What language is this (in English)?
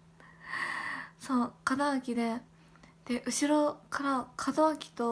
Japanese